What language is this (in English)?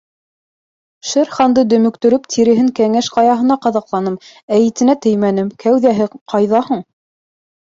Bashkir